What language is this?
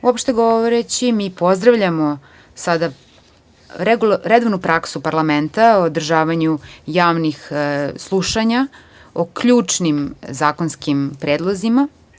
Serbian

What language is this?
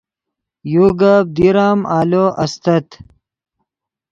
Yidgha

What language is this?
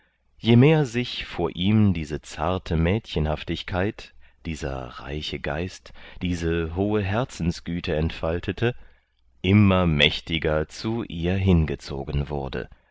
German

